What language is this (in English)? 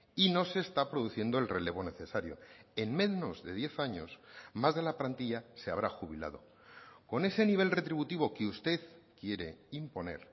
Spanish